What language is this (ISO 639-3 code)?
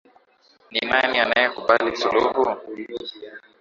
swa